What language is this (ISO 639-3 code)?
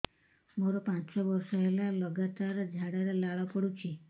ori